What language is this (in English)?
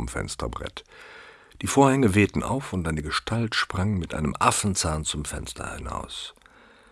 German